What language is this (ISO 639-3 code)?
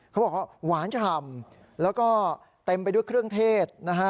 tha